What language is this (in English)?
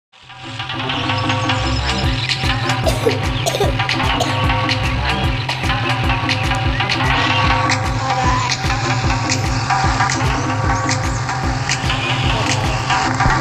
Indonesian